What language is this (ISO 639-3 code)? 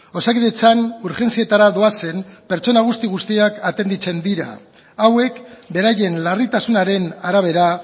eus